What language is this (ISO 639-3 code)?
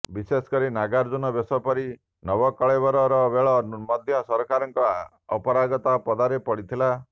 ori